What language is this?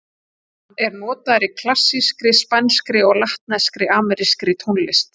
Icelandic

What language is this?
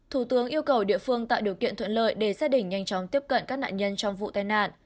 Vietnamese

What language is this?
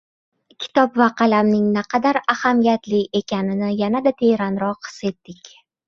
Uzbek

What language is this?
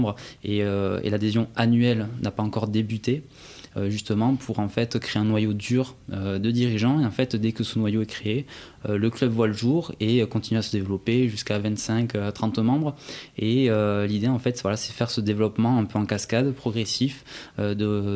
French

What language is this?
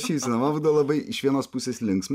Lithuanian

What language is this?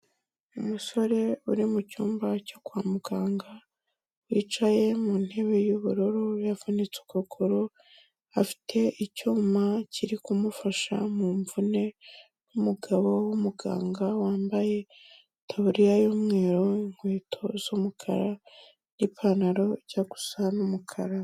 Kinyarwanda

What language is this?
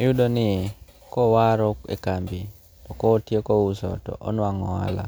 Luo (Kenya and Tanzania)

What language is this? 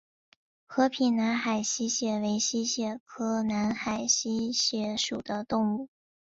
Chinese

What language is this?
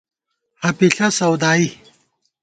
Gawar-Bati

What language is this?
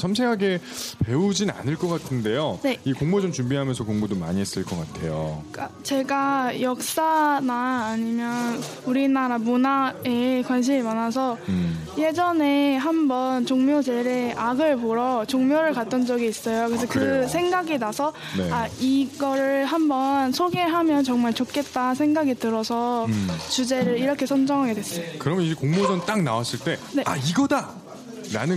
Korean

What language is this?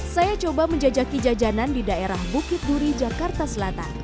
Indonesian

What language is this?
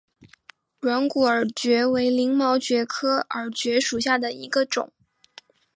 Chinese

